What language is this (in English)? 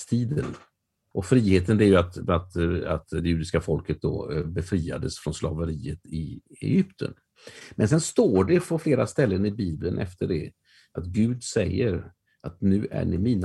Swedish